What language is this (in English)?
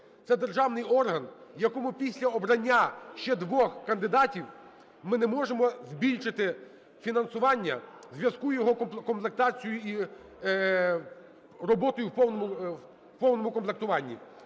Ukrainian